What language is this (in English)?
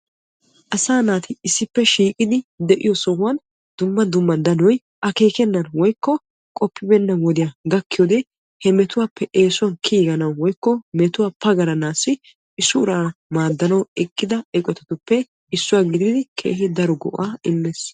Wolaytta